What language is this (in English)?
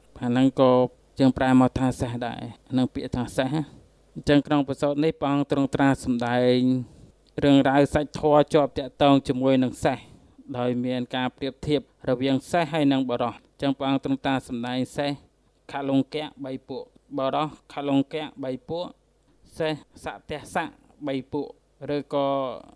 Thai